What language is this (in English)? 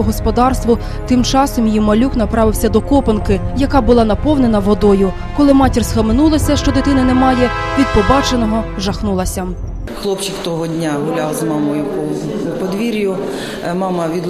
Ukrainian